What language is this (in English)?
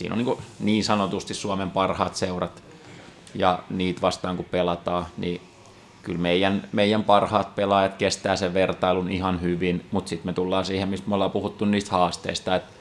Finnish